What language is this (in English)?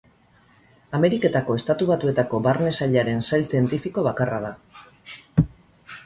Basque